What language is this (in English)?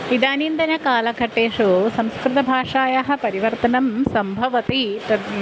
Sanskrit